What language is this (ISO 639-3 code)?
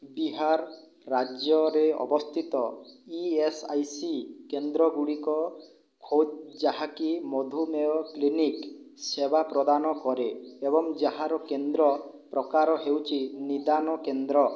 ori